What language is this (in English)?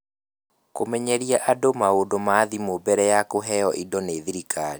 Kikuyu